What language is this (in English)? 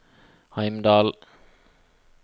Norwegian